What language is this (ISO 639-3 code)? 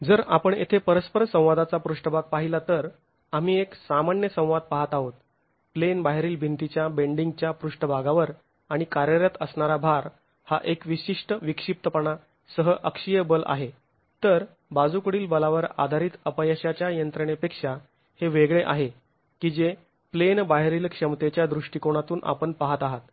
mar